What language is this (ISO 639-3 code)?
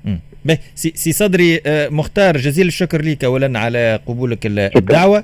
ara